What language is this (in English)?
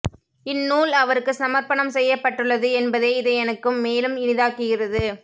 Tamil